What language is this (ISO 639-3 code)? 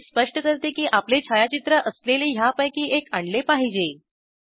mar